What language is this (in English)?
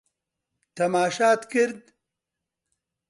Central Kurdish